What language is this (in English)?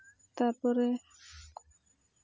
Santali